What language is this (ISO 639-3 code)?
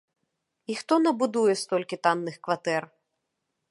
bel